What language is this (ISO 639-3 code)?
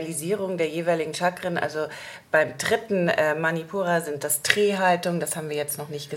deu